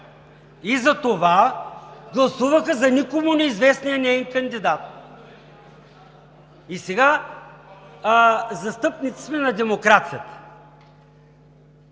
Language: Bulgarian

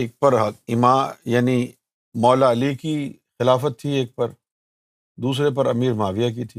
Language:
Urdu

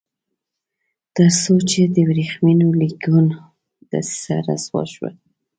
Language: Pashto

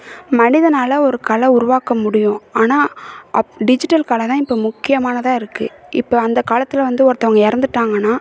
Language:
Tamil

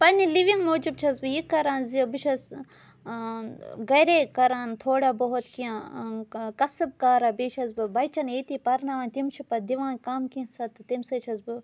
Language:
Kashmiri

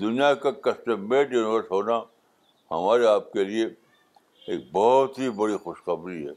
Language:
Urdu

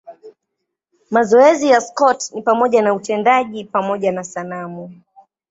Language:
Swahili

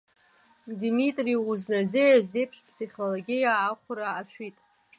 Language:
Abkhazian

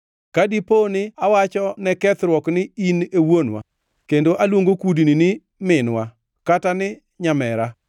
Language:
Luo (Kenya and Tanzania)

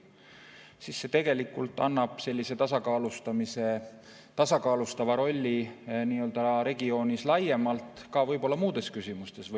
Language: Estonian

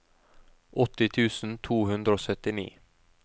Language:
Norwegian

